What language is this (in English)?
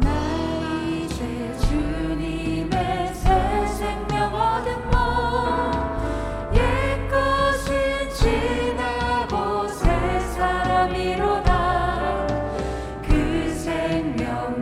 Korean